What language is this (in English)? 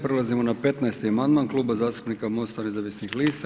Croatian